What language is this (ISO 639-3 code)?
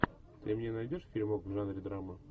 rus